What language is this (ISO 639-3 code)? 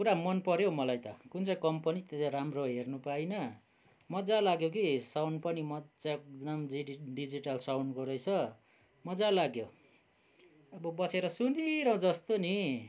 nep